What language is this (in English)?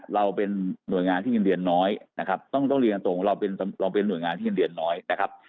Thai